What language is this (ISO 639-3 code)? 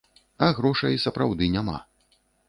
bel